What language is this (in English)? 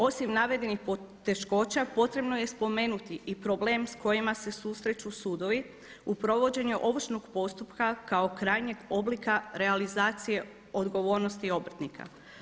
Croatian